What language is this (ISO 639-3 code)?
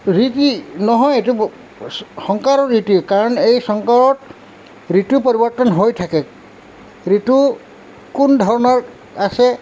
asm